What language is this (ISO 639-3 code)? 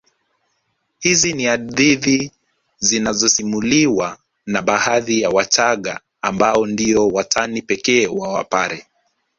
swa